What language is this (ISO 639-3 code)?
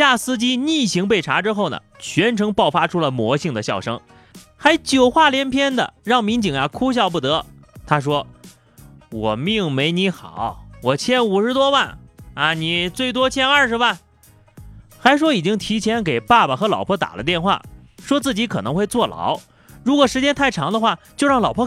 zho